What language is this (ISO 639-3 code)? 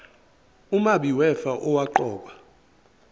zul